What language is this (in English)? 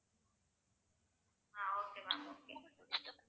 Tamil